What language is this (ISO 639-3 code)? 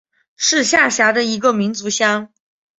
zho